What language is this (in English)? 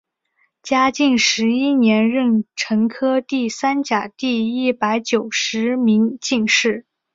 Chinese